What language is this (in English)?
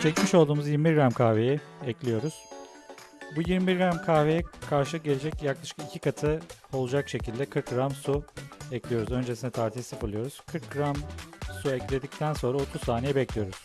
Turkish